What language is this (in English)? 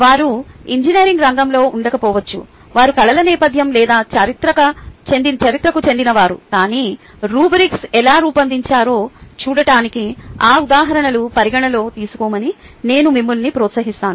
Telugu